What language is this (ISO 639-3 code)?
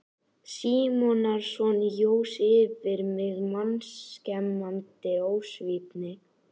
isl